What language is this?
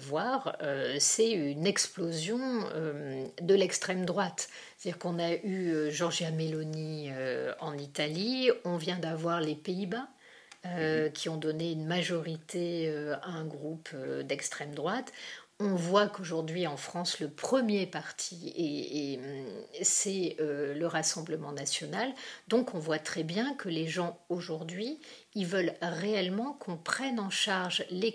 French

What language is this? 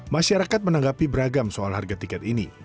Indonesian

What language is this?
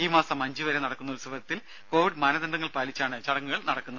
Malayalam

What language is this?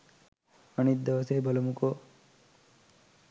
Sinhala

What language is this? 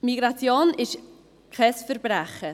Swiss German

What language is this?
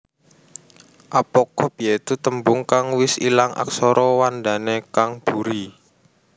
Javanese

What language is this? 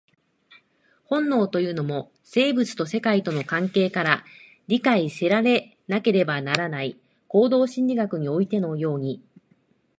Japanese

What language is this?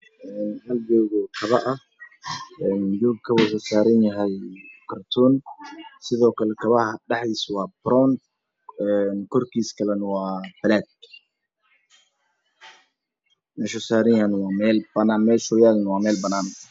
Somali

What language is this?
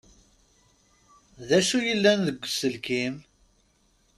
Kabyle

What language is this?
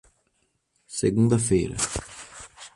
Portuguese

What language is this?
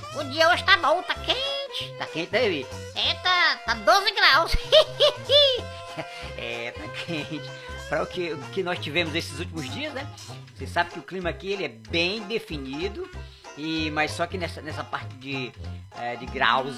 Portuguese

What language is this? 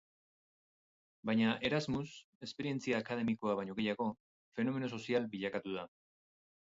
Basque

